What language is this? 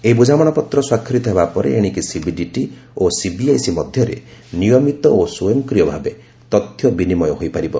Odia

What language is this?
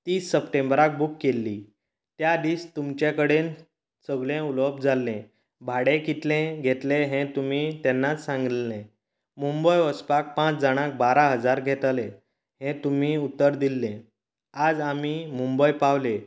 Konkani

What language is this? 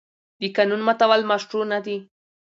Pashto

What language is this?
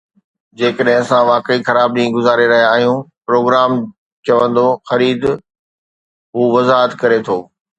Sindhi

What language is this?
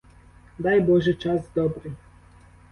Ukrainian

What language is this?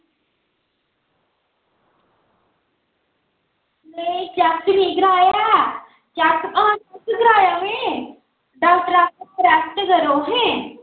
Dogri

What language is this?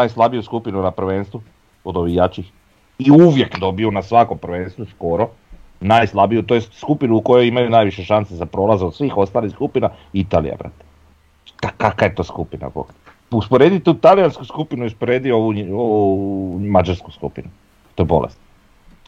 Croatian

